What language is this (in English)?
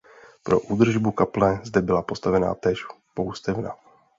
Czech